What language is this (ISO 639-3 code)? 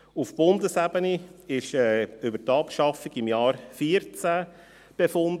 gsw